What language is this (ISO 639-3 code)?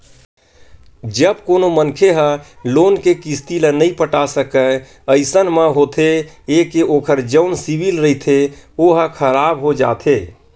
hne